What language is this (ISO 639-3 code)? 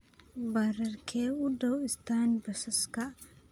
som